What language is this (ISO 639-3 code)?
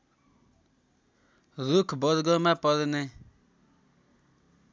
nep